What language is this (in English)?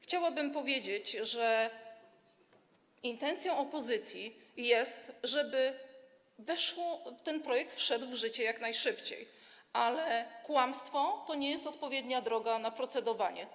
Polish